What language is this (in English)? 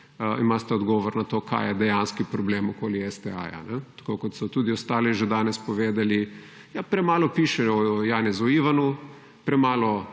Slovenian